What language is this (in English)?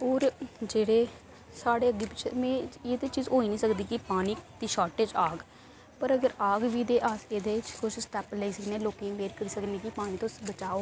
Dogri